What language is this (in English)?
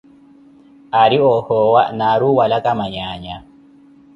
Koti